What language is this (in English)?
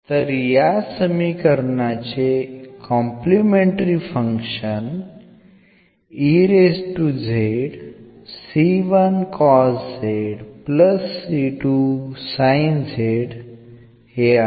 Marathi